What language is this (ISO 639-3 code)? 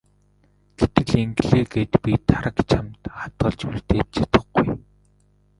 mon